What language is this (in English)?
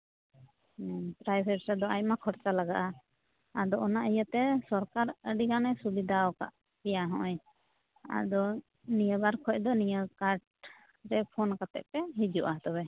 Santali